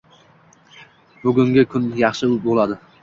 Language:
Uzbek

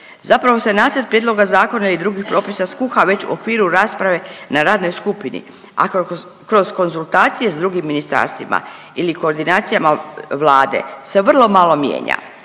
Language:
Croatian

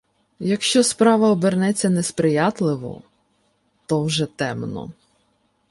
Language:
Ukrainian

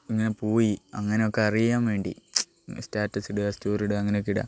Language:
Malayalam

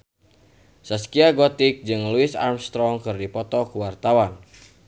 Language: Sundanese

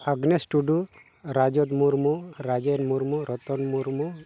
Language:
Santali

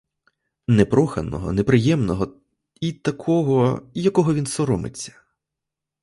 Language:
Ukrainian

